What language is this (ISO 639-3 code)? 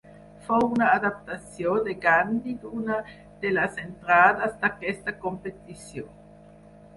cat